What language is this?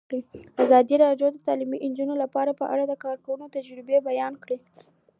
Pashto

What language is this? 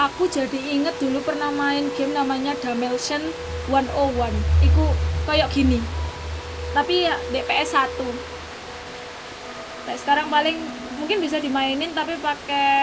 Indonesian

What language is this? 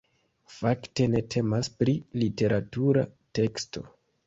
Esperanto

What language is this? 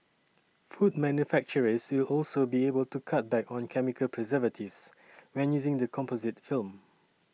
English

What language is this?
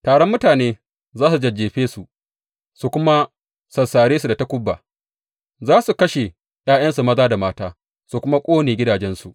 Hausa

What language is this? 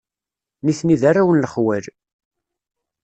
Kabyle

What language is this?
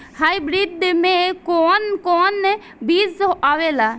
Bhojpuri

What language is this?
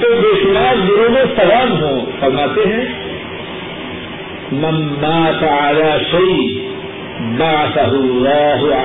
Urdu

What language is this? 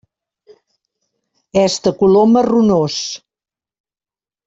Catalan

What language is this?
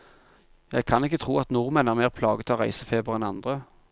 Norwegian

